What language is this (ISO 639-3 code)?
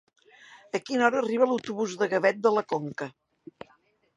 cat